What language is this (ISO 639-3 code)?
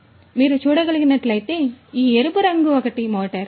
tel